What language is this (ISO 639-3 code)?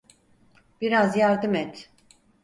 tur